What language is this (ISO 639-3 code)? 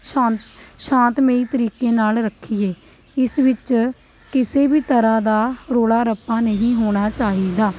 pan